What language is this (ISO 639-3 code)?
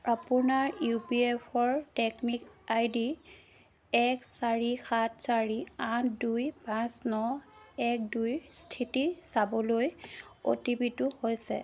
asm